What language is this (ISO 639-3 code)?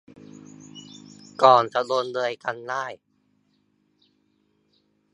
tha